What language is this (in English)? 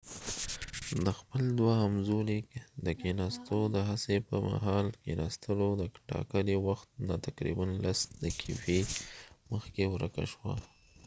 Pashto